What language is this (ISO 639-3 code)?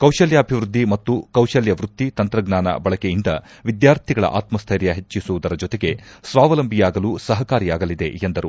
kan